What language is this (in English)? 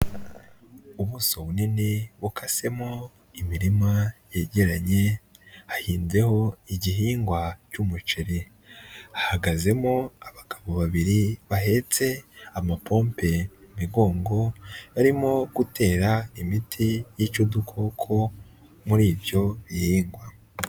Kinyarwanda